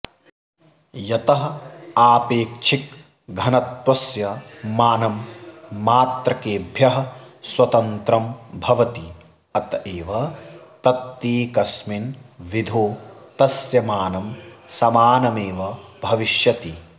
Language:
Sanskrit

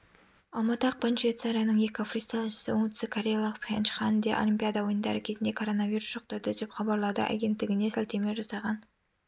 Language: Kazakh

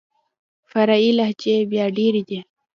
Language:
Pashto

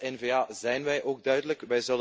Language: Dutch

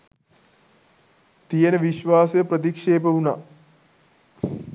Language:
Sinhala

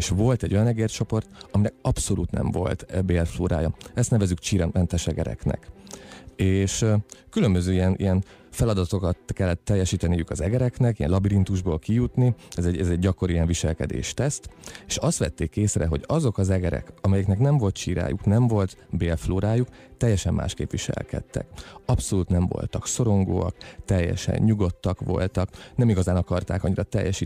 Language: Hungarian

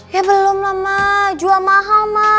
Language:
Indonesian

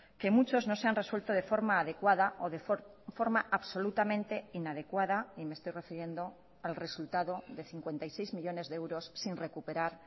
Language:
Spanish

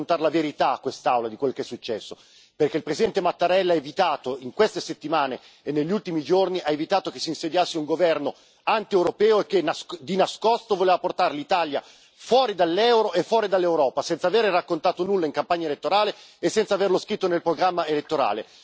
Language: Italian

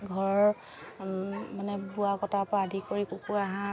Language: Assamese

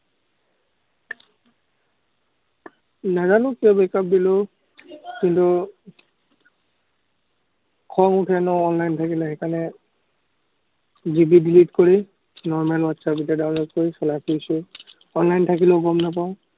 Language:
Assamese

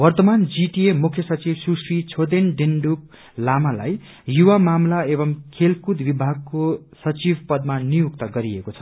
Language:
Nepali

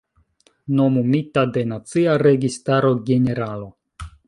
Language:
Esperanto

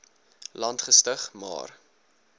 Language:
Afrikaans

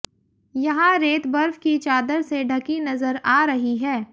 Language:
Hindi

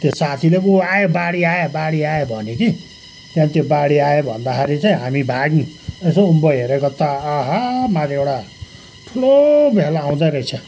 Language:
Nepali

